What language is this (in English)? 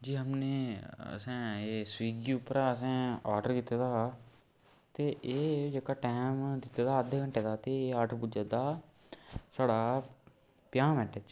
Dogri